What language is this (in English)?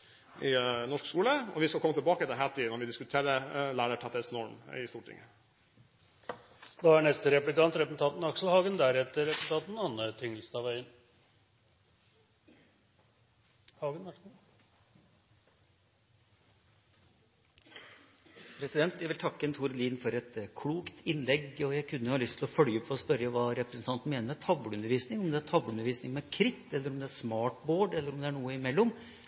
Norwegian Bokmål